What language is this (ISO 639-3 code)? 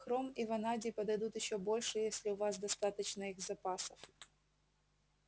rus